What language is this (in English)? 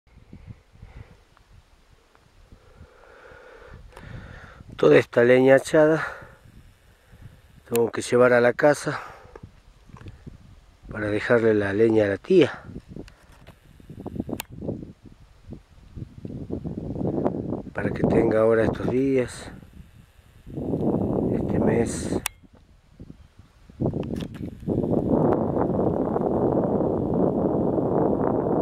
Spanish